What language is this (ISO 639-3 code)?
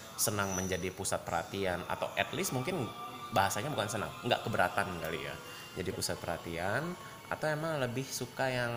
ind